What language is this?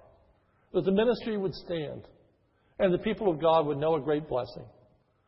English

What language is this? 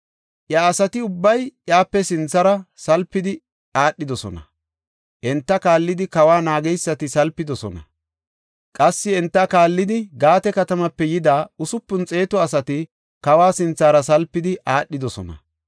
Gofa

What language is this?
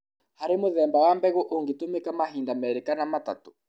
Kikuyu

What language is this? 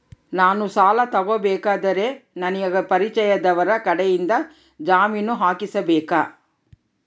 Kannada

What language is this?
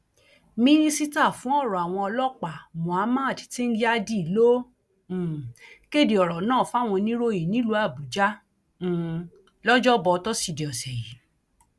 Yoruba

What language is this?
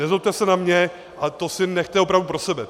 Czech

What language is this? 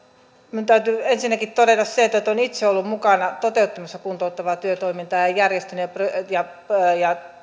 Finnish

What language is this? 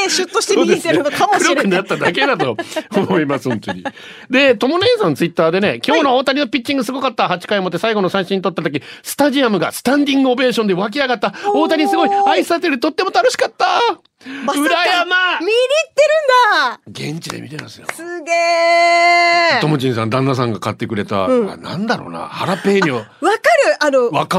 Japanese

